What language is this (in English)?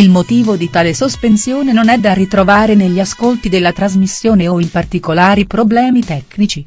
Italian